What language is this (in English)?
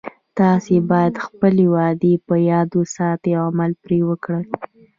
Pashto